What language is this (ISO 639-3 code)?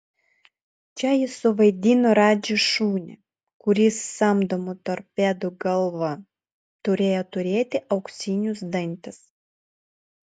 lit